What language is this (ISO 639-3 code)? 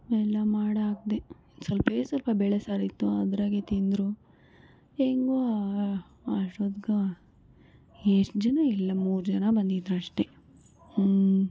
kan